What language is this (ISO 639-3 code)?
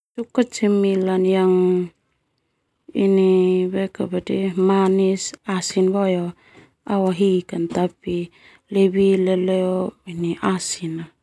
twu